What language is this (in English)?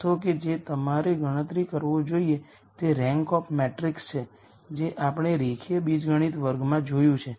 Gujarati